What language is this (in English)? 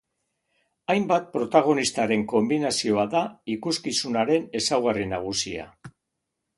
Basque